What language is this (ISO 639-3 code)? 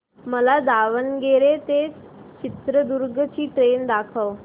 mar